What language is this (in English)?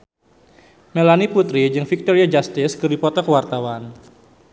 Sundanese